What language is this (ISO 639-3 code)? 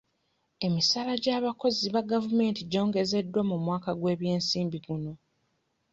lug